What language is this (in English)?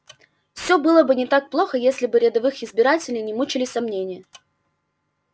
Russian